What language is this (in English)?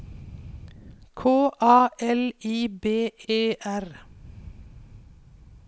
Norwegian